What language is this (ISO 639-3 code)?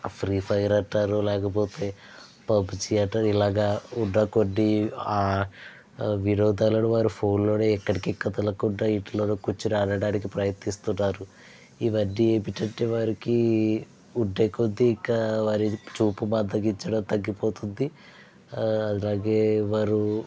tel